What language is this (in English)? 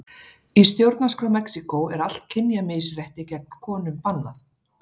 Icelandic